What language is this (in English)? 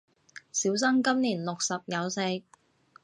Cantonese